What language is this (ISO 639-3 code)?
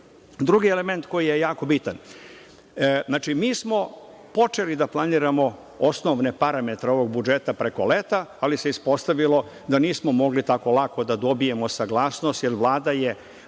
srp